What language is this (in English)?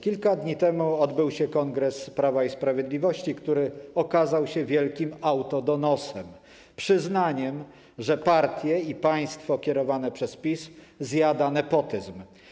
Polish